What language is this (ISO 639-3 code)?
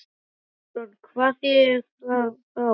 isl